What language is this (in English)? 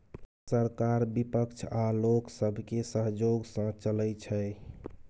Maithili